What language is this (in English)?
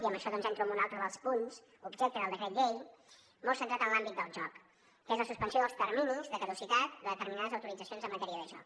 Catalan